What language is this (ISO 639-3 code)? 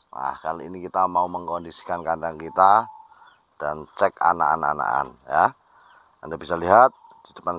ind